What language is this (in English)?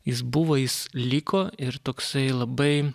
Lithuanian